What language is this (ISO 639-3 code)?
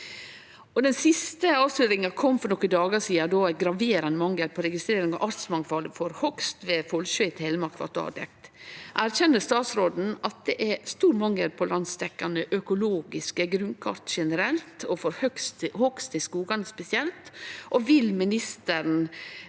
nor